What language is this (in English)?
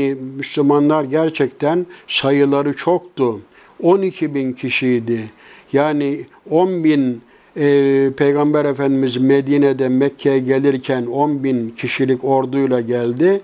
Turkish